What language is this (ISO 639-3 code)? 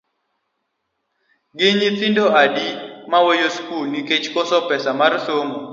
luo